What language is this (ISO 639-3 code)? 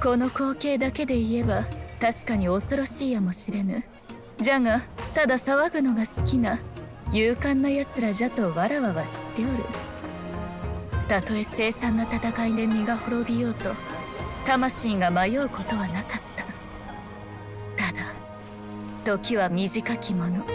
jpn